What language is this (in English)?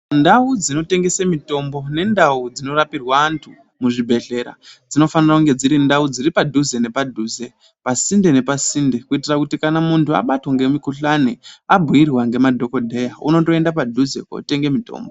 Ndau